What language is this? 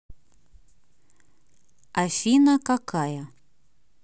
Russian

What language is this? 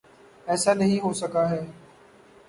Urdu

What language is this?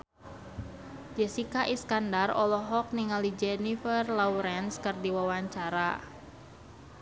Sundanese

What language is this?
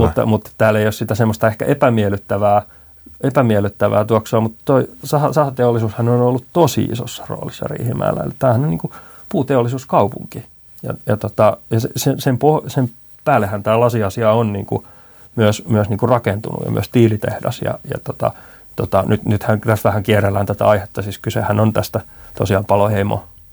Finnish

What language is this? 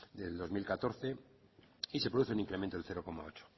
Spanish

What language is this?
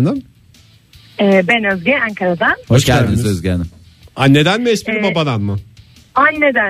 Turkish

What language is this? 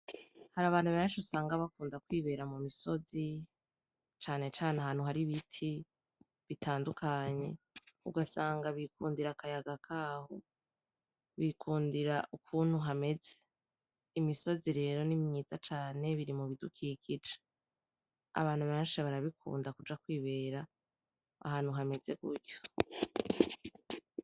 Rundi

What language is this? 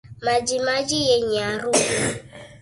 Swahili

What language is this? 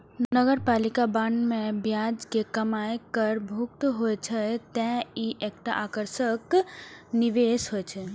Maithili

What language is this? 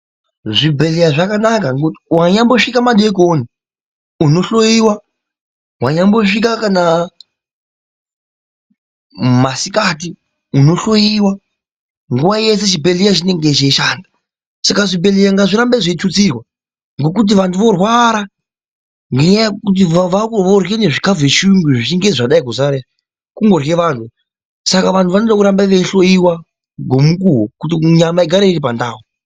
Ndau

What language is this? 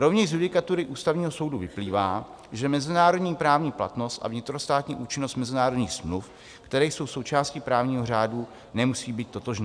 Czech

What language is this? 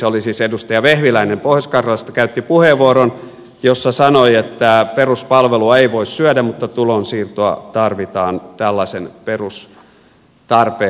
Finnish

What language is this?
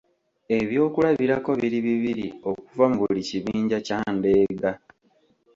Ganda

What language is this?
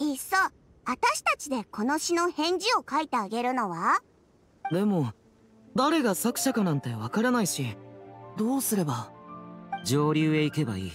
Japanese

